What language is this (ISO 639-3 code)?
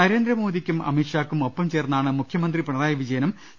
mal